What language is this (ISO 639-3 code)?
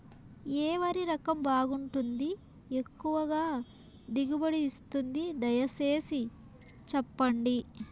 tel